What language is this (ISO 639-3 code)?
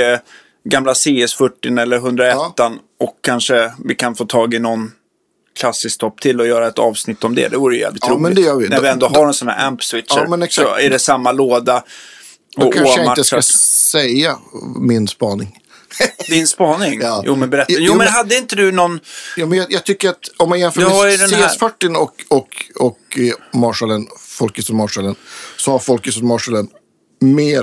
swe